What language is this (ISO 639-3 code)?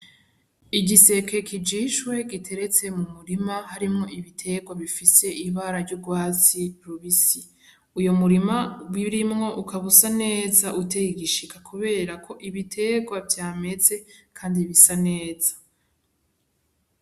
run